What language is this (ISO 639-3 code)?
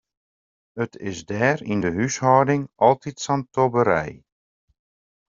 fry